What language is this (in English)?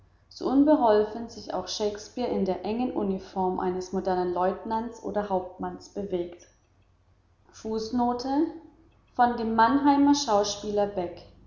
German